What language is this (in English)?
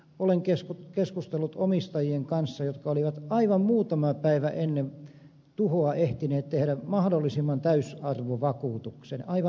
Finnish